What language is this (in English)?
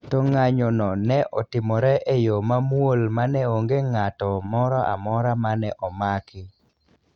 Luo (Kenya and Tanzania)